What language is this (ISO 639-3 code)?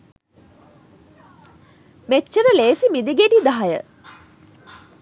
sin